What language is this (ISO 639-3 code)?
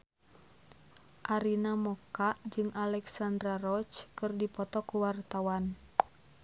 sun